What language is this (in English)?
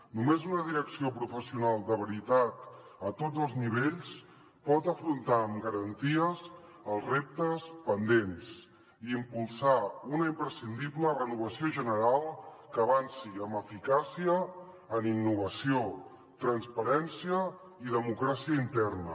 Catalan